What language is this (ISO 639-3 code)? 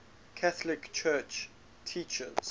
eng